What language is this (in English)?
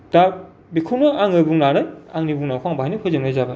Bodo